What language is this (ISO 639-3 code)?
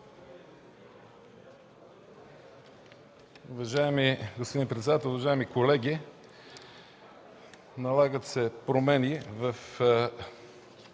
bul